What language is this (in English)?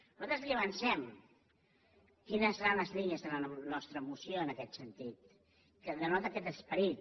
Catalan